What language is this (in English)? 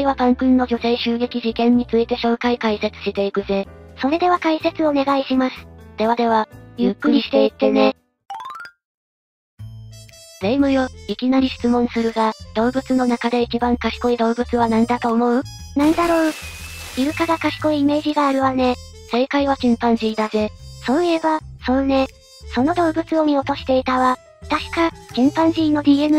Japanese